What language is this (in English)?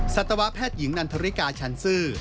Thai